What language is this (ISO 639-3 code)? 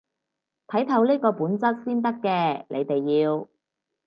yue